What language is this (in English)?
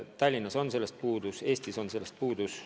Estonian